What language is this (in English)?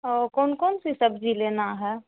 Urdu